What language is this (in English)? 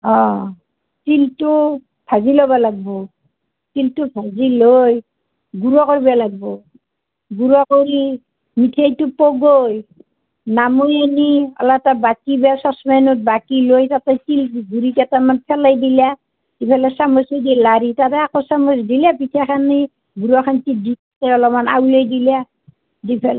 Assamese